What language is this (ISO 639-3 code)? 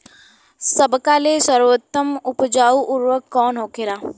bho